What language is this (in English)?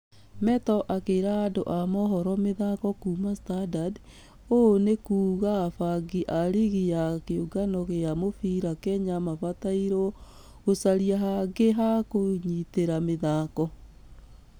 Kikuyu